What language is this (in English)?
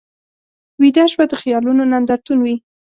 Pashto